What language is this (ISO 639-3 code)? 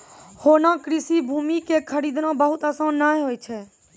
mai